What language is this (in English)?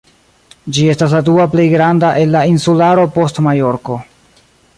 Esperanto